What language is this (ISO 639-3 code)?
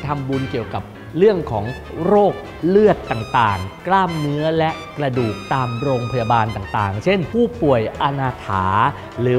tha